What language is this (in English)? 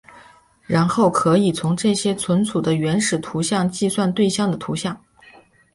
Chinese